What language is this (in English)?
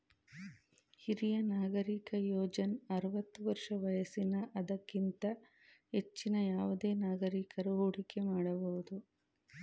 Kannada